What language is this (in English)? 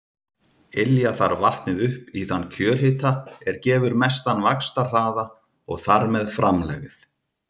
Icelandic